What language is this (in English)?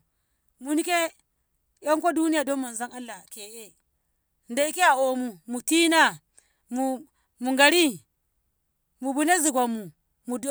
Ngamo